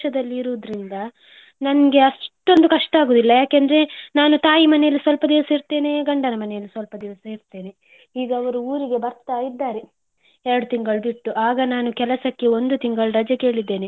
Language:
Kannada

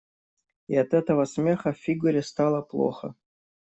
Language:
Russian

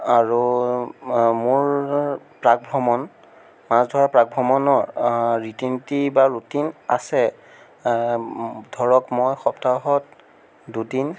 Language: Assamese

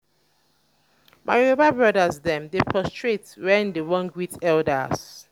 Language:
Nigerian Pidgin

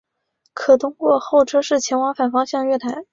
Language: Chinese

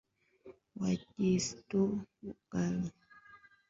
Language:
Swahili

